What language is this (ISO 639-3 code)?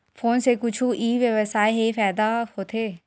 hne